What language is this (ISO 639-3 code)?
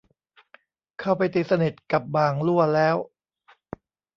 tha